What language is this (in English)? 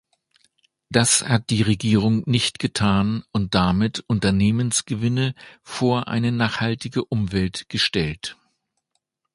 German